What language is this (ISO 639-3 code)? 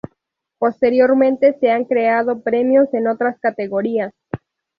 spa